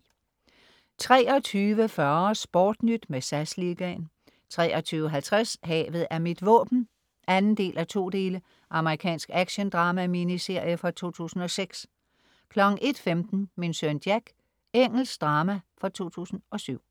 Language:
Danish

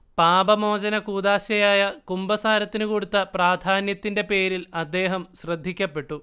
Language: Malayalam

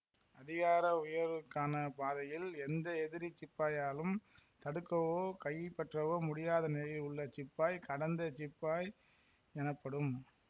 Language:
Tamil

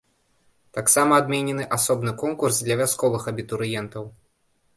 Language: Belarusian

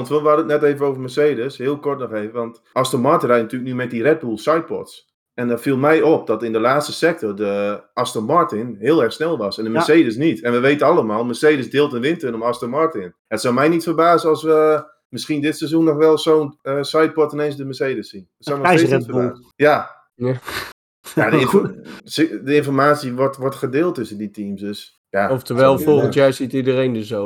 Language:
Dutch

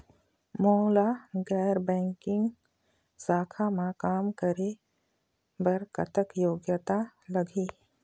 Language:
Chhattisgarhi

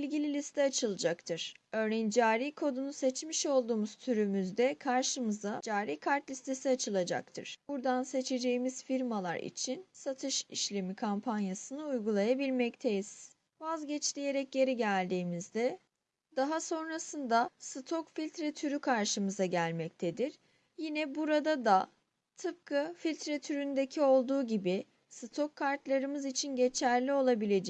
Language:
Turkish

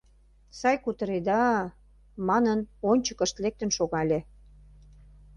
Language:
Mari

